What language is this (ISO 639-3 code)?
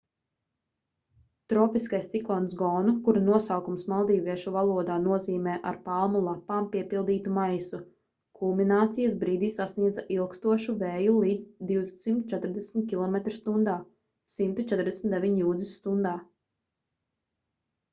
lav